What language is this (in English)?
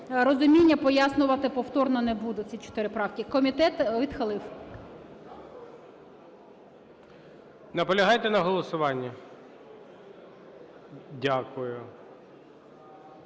Ukrainian